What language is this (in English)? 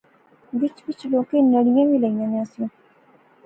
Pahari-Potwari